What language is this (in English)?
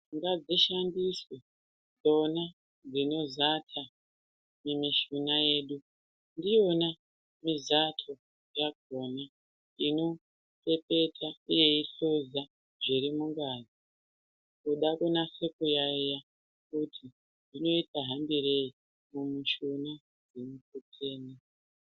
Ndau